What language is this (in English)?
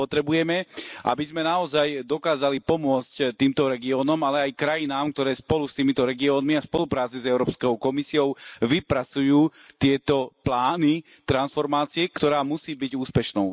Slovak